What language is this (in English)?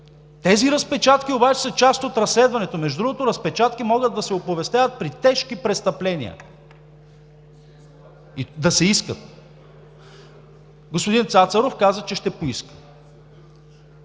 Bulgarian